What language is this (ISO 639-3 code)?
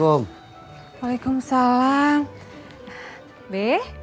ind